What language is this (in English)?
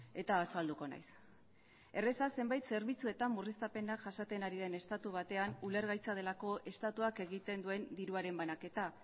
Basque